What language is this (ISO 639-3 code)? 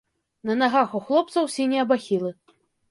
bel